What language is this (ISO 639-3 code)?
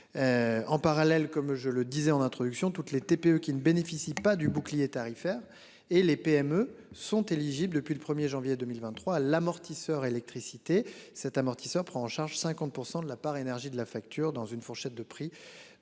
fra